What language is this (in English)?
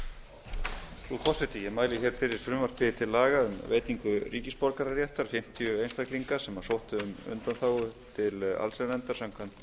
Icelandic